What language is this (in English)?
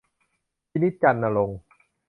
Thai